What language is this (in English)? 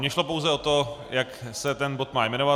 Czech